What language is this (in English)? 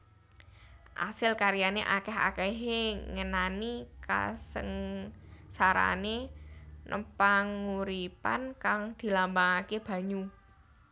Javanese